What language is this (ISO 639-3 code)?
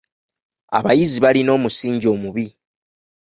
lug